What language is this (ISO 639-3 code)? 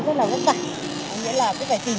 vie